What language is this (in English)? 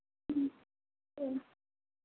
Bodo